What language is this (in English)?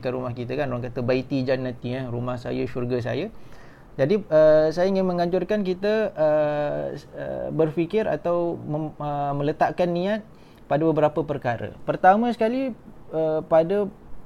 Malay